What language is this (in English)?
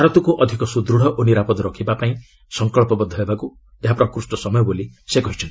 Odia